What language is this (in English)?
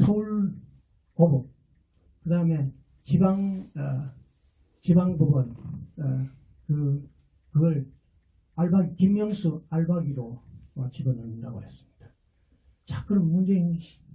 Korean